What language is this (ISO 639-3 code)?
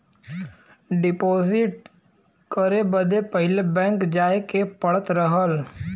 bho